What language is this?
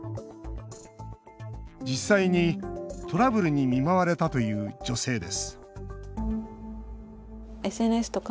Japanese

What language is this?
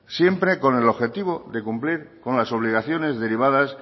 Spanish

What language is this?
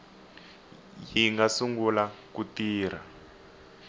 Tsonga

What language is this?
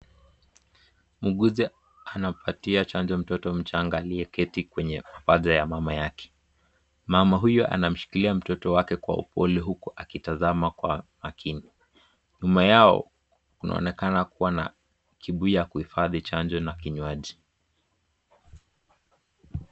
Swahili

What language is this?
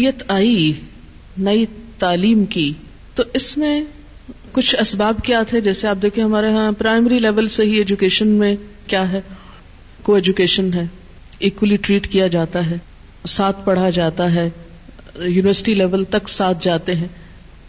Urdu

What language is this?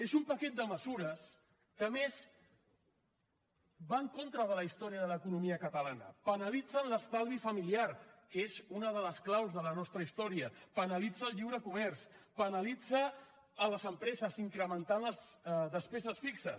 Catalan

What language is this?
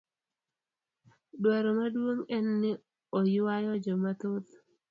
Luo (Kenya and Tanzania)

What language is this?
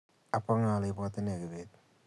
Kalenjin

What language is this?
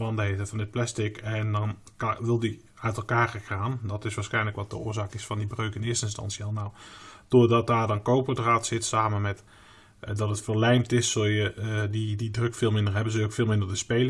Dutch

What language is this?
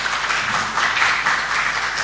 Croatian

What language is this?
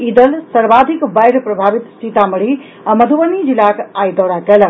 Maithili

